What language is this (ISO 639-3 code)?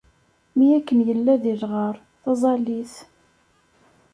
kab